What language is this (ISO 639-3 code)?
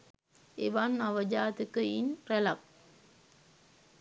sin